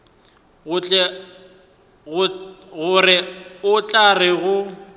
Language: Northern Sotho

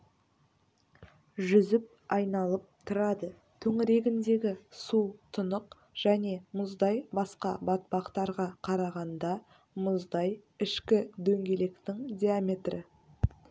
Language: Kazakh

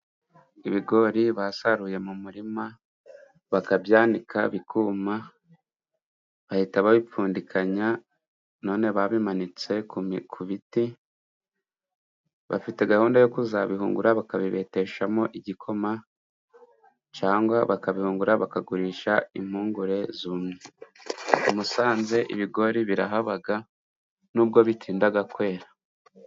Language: Kinyarwanda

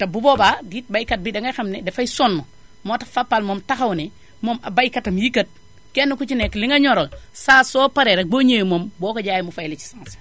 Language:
Wolof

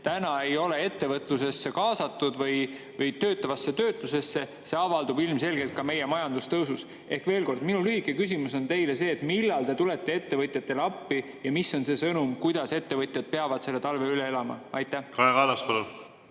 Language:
Estonian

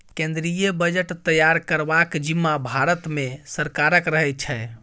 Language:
Maithili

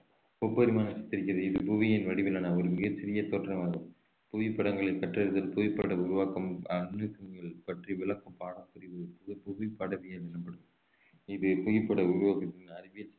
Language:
Tamil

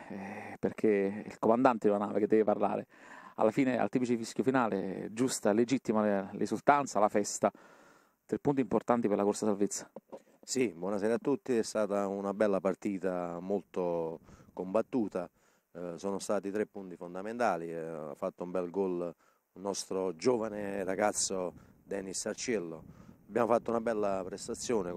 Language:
Italian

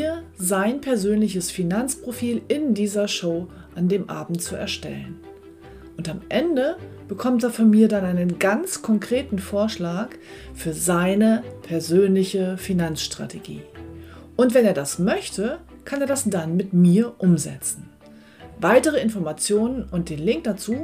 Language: German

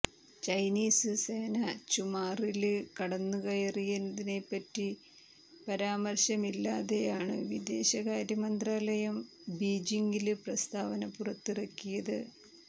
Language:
Malayalam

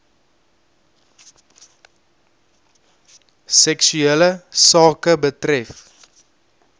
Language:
Afrikaans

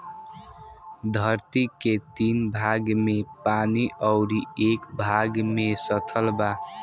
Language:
Bhojpuri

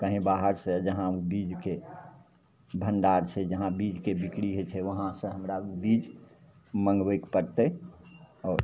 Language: Maithili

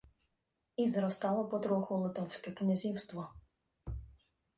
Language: Ukrainian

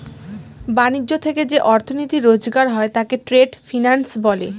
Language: Bangla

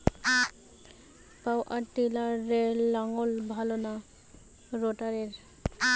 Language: Bangla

